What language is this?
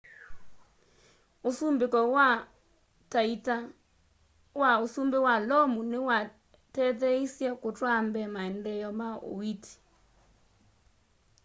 Kamba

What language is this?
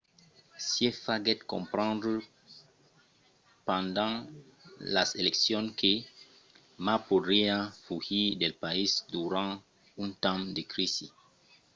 Occitan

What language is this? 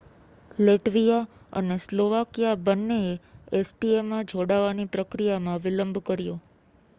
Gujarati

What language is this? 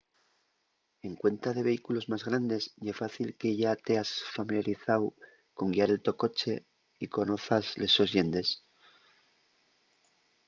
Asturian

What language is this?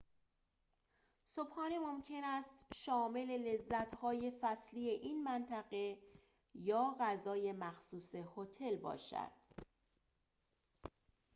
Persian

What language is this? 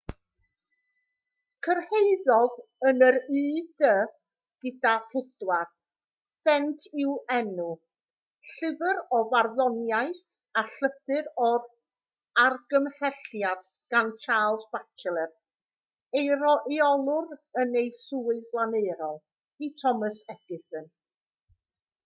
Welsh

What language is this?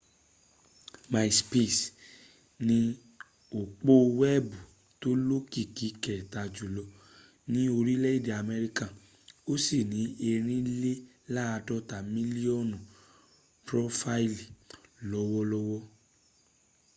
Yoruba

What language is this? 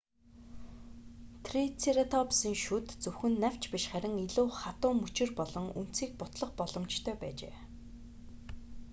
Mongolian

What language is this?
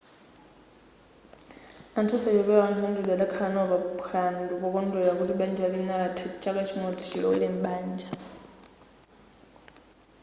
Nyanja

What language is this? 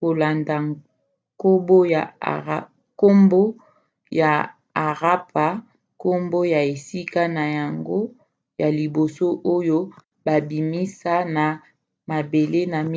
Lingala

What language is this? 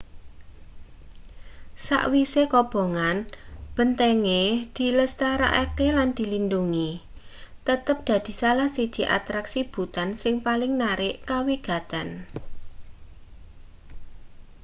Javanese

